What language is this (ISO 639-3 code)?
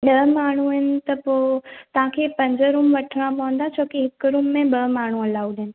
snd